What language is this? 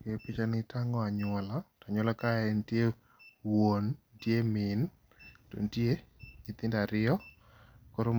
Luo (Kenya and Tanzania)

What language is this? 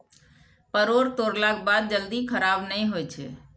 Maithili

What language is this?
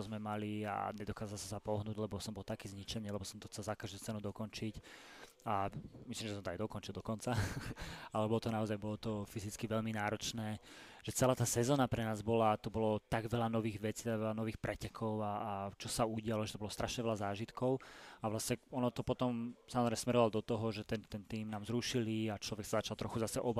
Slovak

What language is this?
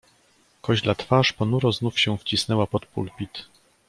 Polish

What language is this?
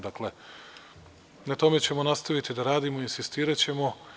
Serbian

